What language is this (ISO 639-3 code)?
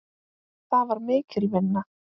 isl